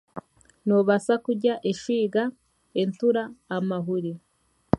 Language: Chiga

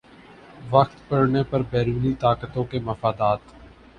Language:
Urdu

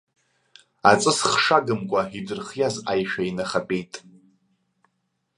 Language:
Abkhazian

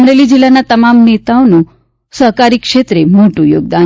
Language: Gujarati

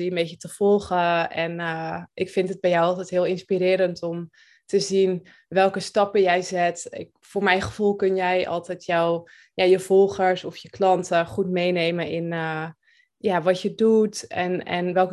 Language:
Dutch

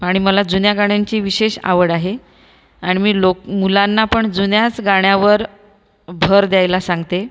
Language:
Marathi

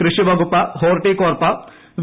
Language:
Malayalam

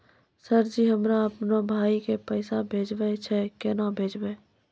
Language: Maithili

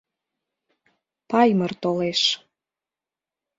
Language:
Mari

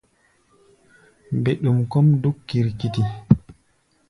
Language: Gbaya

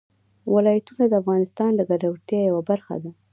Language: Pashto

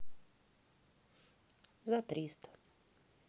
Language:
Russian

